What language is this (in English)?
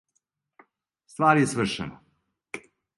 Serbian